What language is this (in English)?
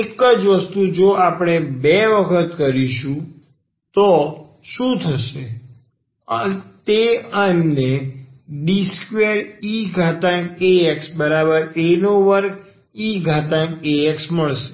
Gujarati